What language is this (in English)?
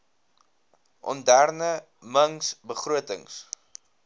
Afrikaans